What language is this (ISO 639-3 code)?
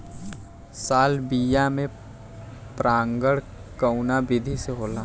bho